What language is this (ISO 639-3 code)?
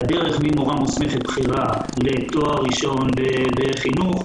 heb